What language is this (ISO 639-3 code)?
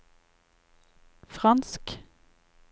nor